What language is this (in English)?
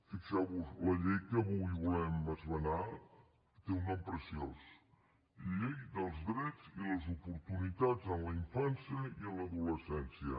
Catalan